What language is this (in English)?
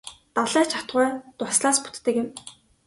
Mongolian